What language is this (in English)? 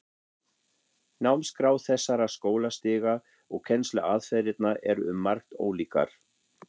Icelandic